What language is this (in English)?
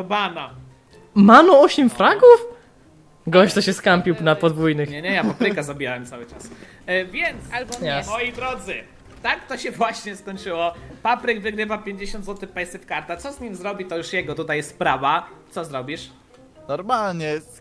Polish